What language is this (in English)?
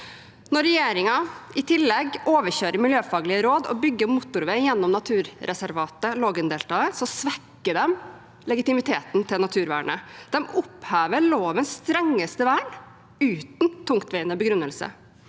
Norwegian